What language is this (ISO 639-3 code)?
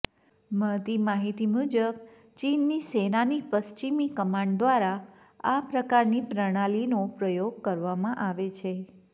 guj